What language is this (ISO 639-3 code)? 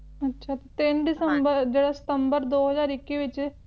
pan